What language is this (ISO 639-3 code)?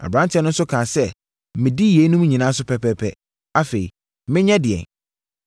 aka